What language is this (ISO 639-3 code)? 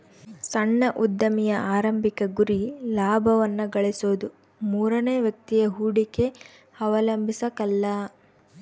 kan